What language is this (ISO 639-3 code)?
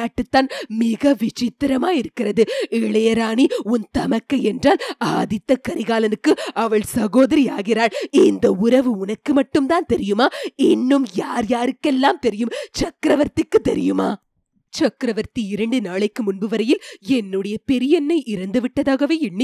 tam